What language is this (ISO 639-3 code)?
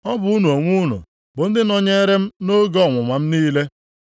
ibo